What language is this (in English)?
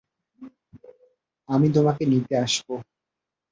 Bangla